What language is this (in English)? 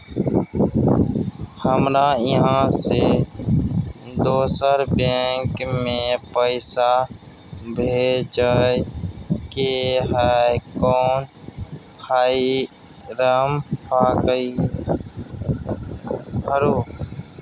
Maithili